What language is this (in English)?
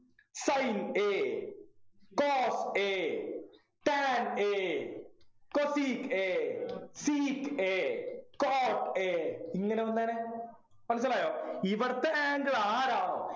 Malayalam